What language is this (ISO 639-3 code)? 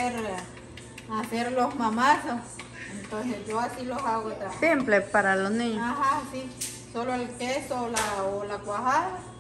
spa